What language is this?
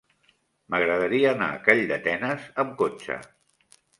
Catalan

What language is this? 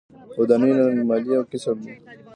Pashto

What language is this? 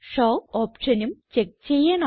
Malayalam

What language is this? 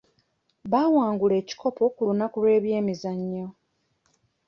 Ganda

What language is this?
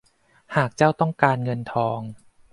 Thai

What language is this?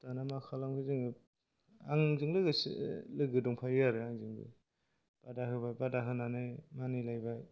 Bodo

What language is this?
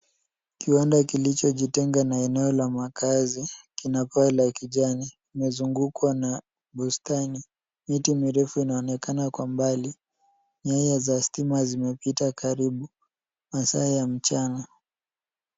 Swahili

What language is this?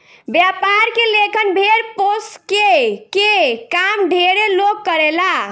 Bhojpuri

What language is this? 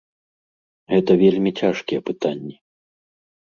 Belarusian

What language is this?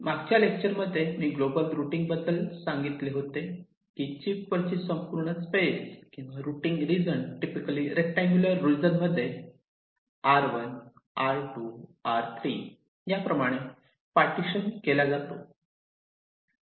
Marathi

